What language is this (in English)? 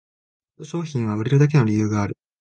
Japanese